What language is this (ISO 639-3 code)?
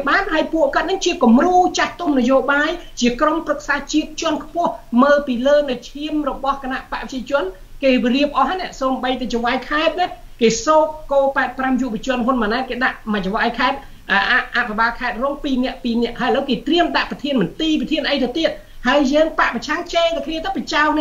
tha